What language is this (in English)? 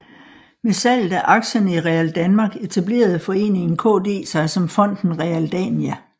Danish